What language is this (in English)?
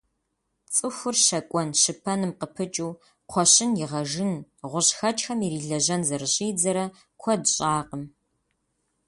Kabardian